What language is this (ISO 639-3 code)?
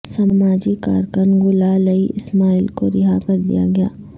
urd